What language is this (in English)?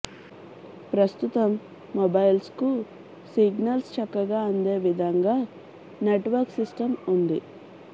Telugu